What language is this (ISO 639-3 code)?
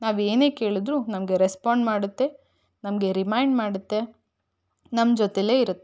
kan